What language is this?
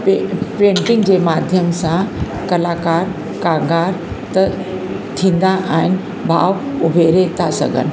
Sindhi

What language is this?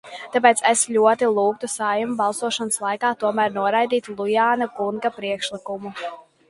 Latvian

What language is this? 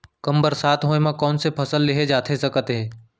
Chhattisgarhi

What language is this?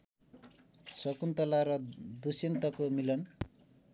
Nepali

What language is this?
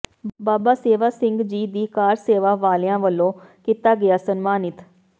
Punjabi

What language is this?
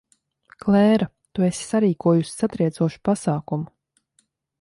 Latvian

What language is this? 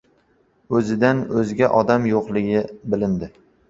Uzbek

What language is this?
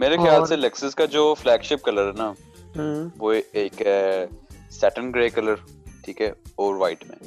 Urdu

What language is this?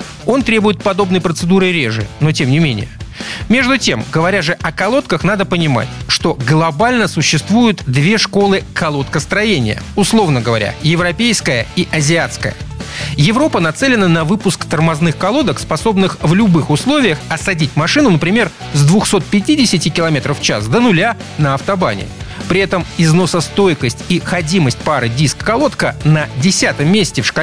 Russian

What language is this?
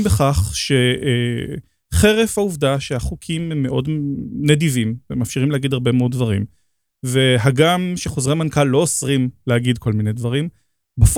Hebrew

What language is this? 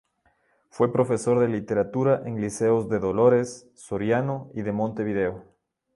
Spanish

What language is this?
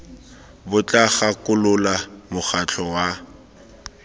Tswana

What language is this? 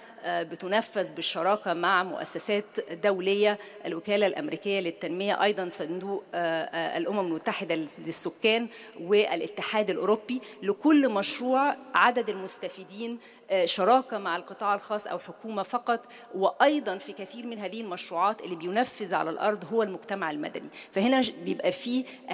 Arabic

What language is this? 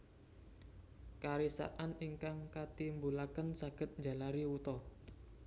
Javanese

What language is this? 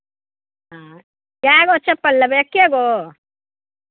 Maithili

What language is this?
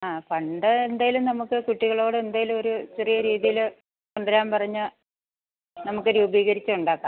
Malayalam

